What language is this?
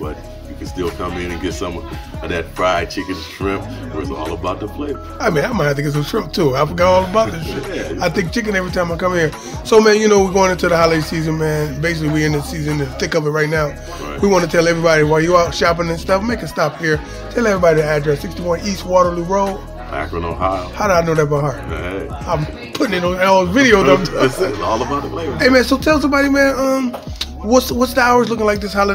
English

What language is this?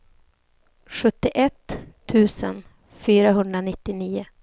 Swedish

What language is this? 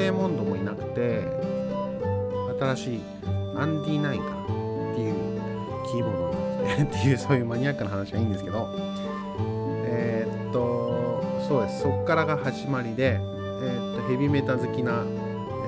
Japanese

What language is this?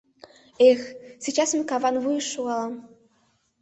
Mari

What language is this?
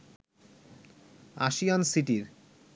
Bangla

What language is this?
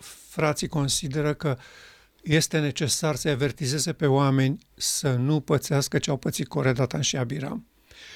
Romanian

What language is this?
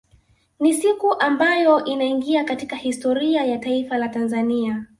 Swahili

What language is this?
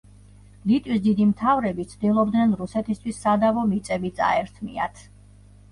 Georgian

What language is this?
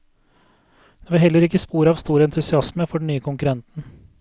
Norwegian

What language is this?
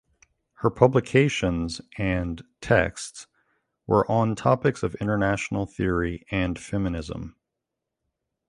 English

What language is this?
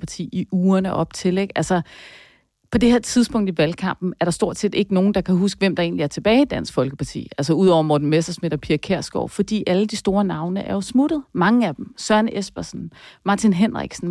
Danish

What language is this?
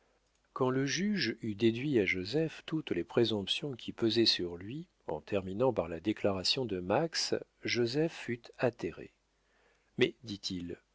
French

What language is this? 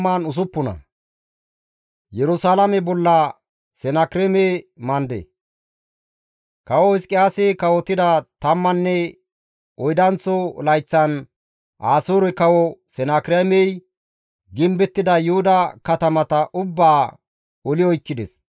Gamo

